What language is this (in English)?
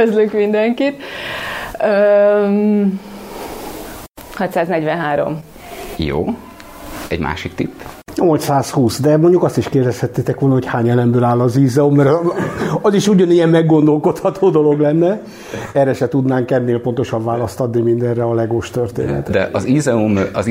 Hungarian